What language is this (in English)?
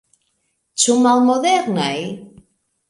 Esperanto